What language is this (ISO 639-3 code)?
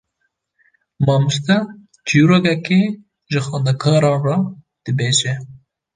kur